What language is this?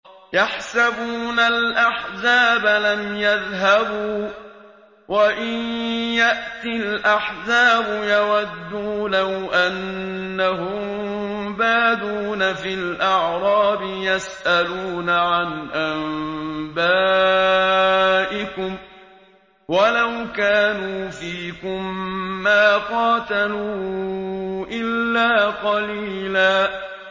Arabic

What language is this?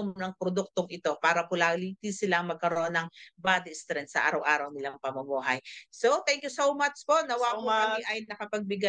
Filipino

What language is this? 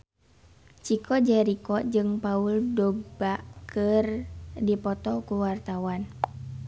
Sundanese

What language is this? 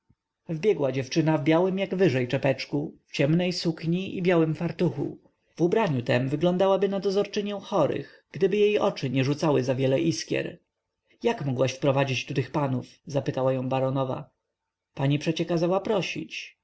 Polish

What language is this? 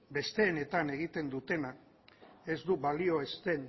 Basque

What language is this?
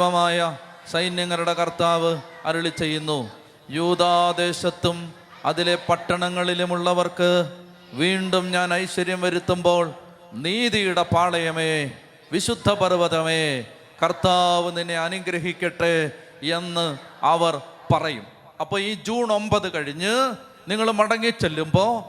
Malayalam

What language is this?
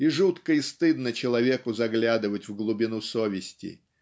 Russian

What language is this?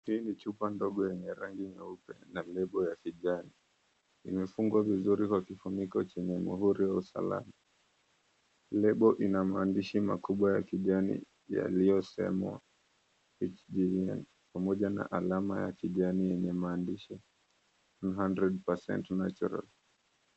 Swahili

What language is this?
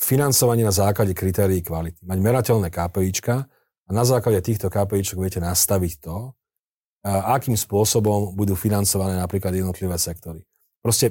Slovak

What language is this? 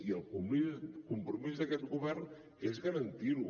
Catalan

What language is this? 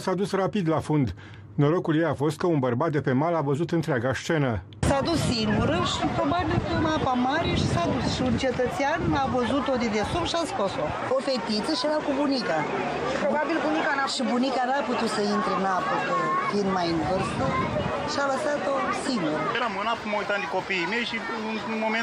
Romanian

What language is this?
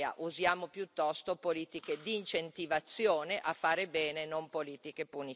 Italian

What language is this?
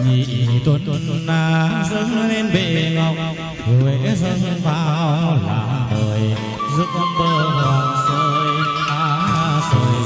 Vietnamese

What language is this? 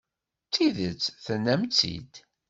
Kabyle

